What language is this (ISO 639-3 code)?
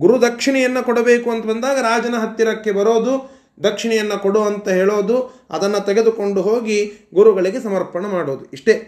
kan